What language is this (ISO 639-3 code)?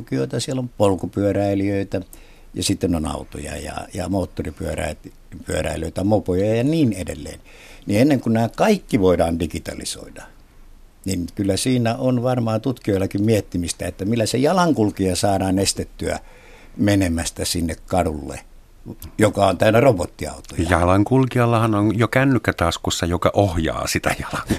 fin